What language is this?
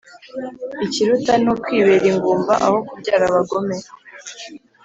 Kinyarwanda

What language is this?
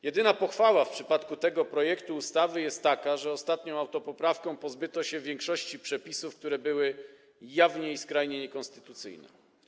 Polish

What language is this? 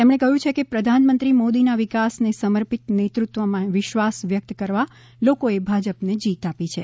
Gujarati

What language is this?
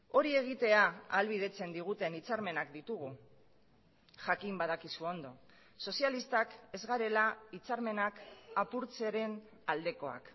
Basque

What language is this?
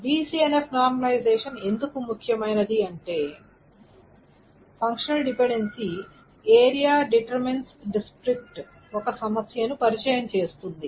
Telugu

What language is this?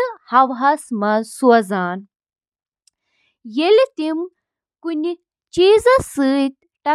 Kashmiri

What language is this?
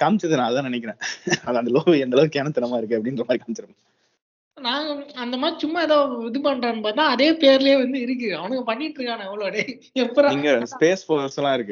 Tamil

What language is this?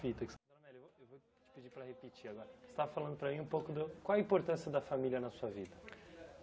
Portuguese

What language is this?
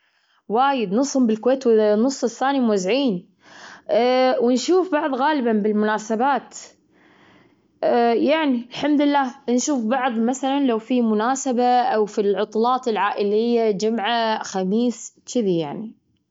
Gulf Arabic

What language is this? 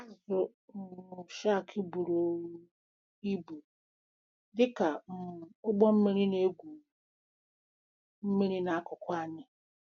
Igbo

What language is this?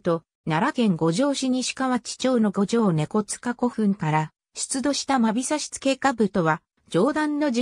Japanese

